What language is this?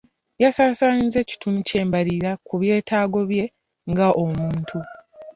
Ganda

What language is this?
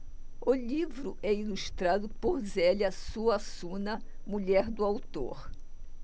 Portuguese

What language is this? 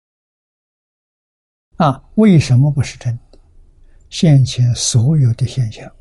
Chinese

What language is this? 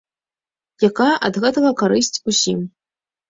Belarusian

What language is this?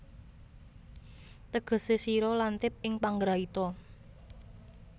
Javanese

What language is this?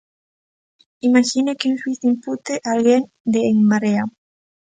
Galician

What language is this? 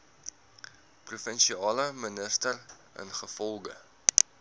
Afrikaans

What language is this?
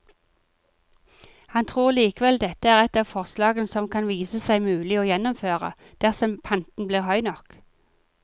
Norwegian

